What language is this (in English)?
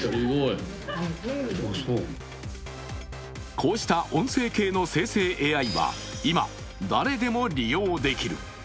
Japanese